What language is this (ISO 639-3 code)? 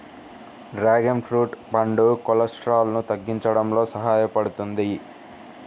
tel